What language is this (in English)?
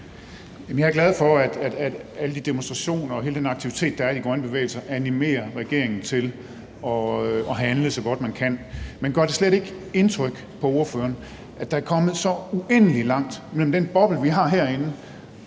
Danish